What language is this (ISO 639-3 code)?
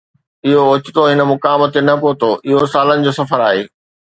snd